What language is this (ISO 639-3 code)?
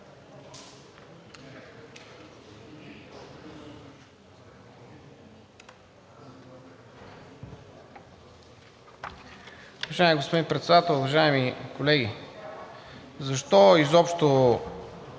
bul